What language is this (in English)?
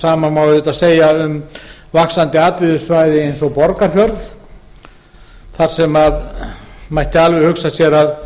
Icelandic